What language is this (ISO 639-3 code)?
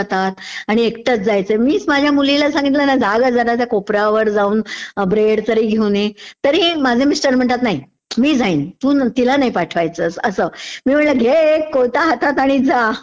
mar